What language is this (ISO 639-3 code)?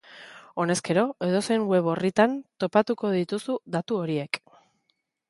eus